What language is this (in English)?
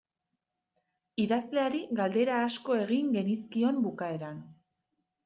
Basque